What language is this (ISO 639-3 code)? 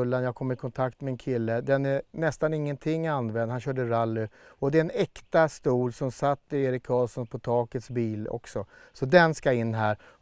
swe